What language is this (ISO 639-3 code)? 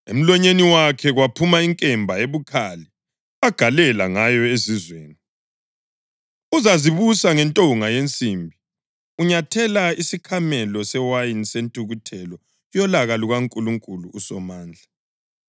nde